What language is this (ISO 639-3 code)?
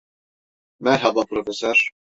tur